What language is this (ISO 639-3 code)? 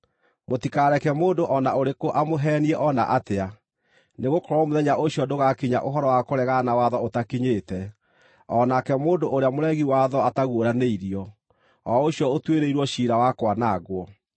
kik